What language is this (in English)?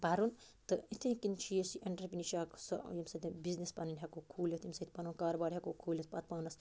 Kashmiri